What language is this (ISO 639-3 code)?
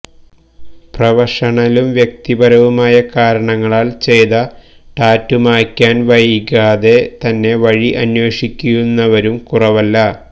mal